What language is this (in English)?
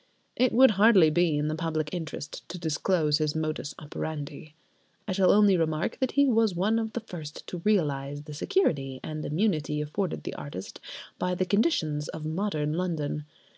English